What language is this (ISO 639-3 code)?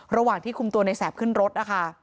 tha